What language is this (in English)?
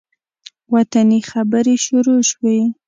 Pashto